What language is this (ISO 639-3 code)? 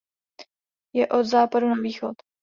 ces